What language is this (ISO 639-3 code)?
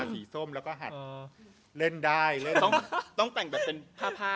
tha